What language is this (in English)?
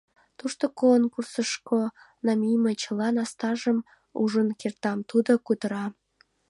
Mari